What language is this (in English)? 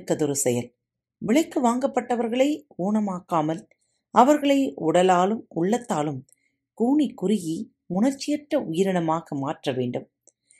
Tamil